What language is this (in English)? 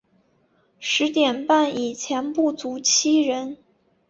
Chinese